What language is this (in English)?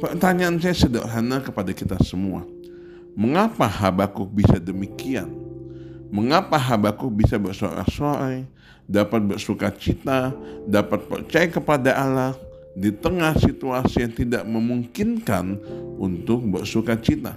Indonesian